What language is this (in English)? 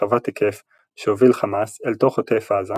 Hebrew